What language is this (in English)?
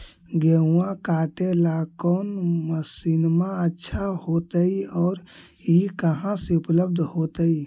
Magahi